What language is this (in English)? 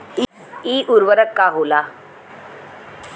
Bhojpuri